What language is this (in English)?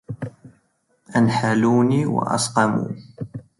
Arabic